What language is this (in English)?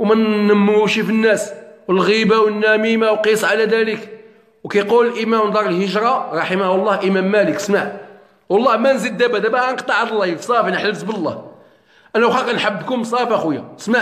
Arabic